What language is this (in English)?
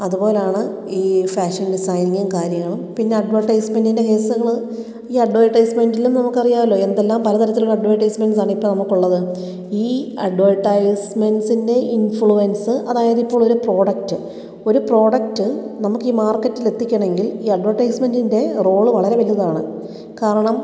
Malayalam